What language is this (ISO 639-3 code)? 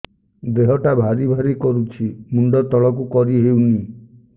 ori